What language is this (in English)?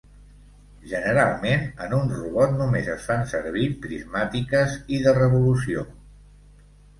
Catalan